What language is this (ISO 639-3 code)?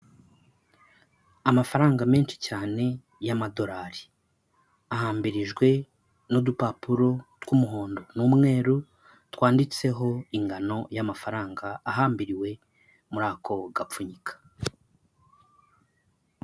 kin